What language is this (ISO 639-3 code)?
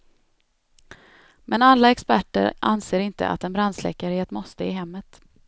swe